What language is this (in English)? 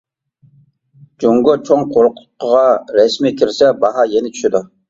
Uyghur